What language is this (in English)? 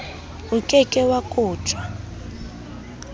Southern Sotho